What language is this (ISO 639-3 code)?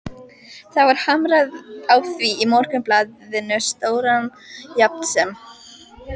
isl